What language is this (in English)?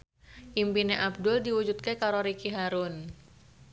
Javanese